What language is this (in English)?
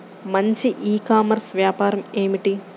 Telugu